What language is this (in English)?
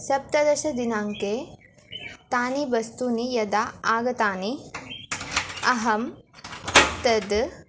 Sanskrit